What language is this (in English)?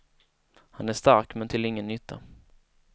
Swedish